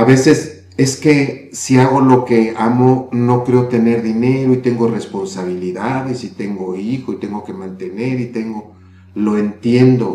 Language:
Spanish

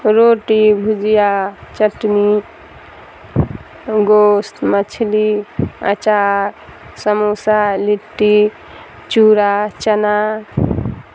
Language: Urdu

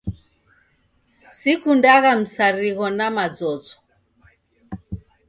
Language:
Taita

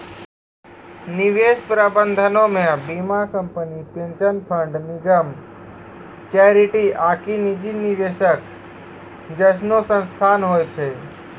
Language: Maithili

